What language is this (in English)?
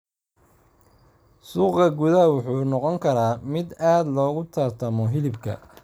Somali